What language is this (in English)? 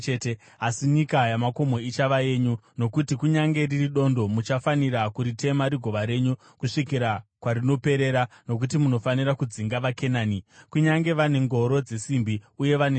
Shona